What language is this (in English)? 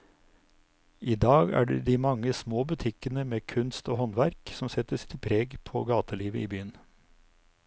Norwegian